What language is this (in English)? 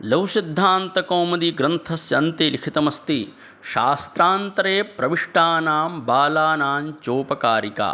Sanskrit